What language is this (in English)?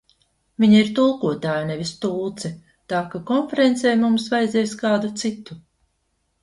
Latvian